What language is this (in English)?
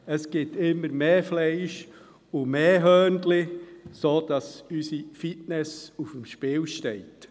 Swiss German